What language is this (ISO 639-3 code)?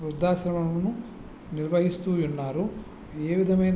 tel